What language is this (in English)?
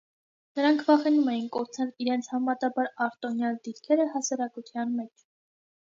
Armenian